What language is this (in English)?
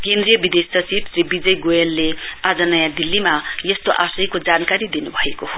Nepali